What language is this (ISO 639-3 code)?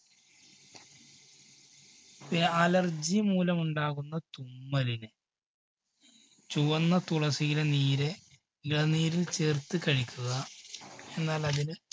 mal